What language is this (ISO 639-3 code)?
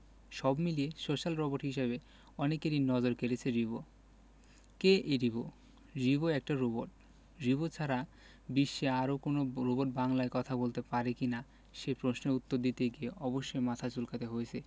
ben